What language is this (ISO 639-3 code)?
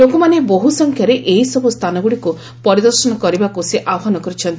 ori